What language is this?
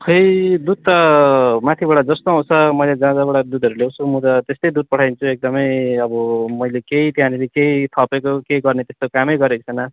Nepali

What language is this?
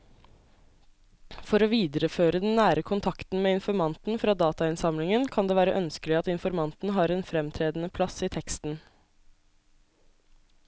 Norwegian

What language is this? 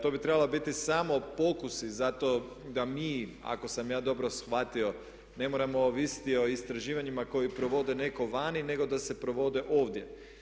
Croatian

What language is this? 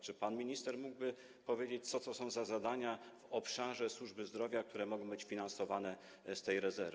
Polish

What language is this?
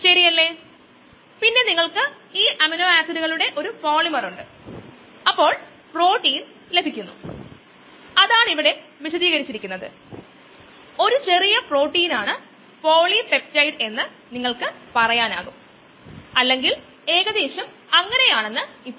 Malayalam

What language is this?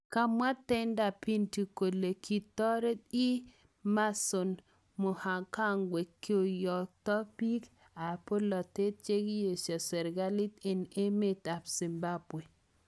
Kalenjin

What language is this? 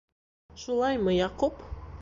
Bashkir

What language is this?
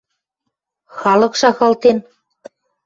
Western Mari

